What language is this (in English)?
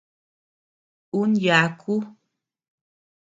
Tepeuxila Cuicatec